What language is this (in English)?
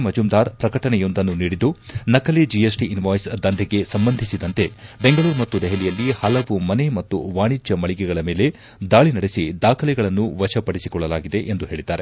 Kannada